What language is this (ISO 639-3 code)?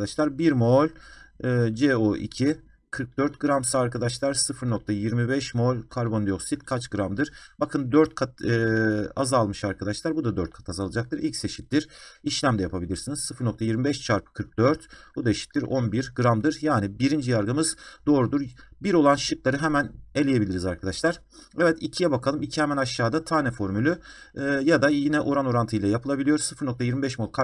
tur